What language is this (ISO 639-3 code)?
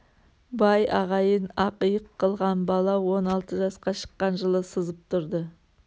kaz